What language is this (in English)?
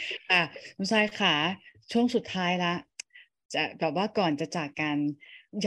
Thai